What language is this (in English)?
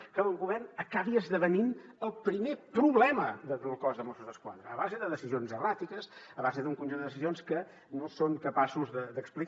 Catalan